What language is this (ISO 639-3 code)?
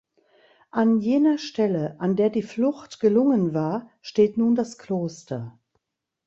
deu